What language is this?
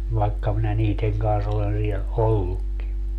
Finnish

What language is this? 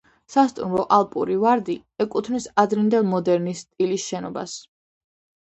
Georgian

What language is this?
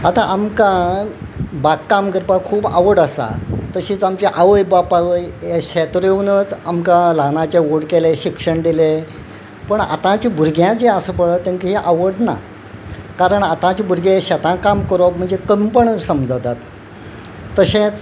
Konkani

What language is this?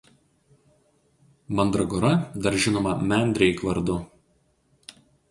Lithuanian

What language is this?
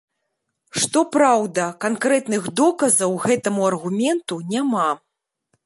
Belarusian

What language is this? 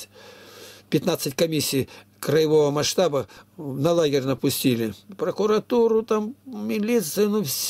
Russian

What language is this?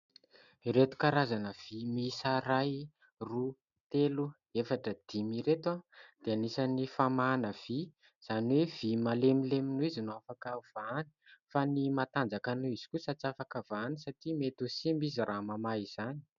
Malagasy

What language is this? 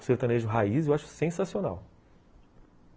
Portuguese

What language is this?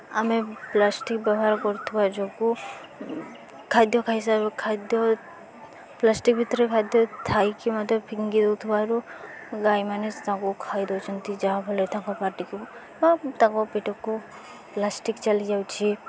Odia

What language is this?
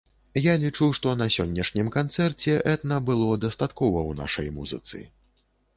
Belarusian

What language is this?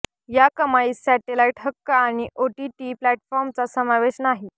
Marathi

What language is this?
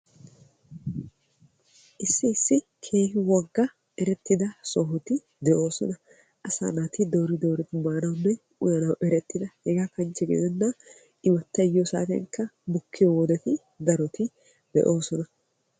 Wolaytta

